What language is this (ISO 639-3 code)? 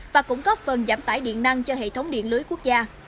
vie